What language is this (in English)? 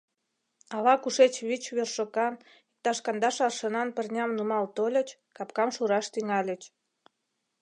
Mari